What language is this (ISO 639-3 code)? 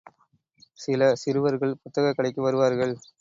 tam